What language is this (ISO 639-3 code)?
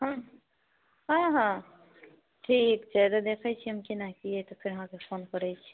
mai